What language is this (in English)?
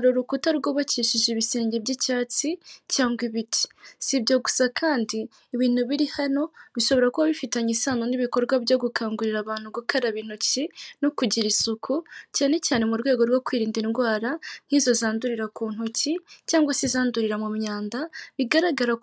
Kinyarwanda